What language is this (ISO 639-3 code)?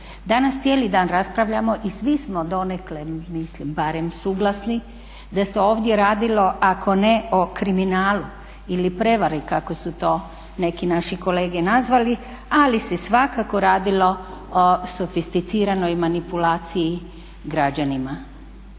hrv